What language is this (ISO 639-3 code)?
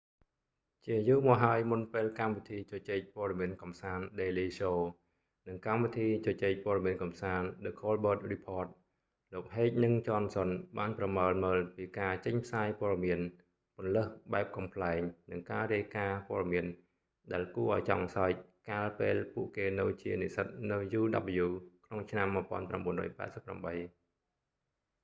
khm